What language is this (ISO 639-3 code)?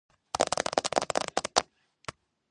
kat